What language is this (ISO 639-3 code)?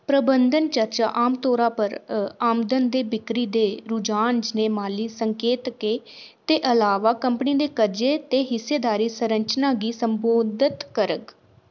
doi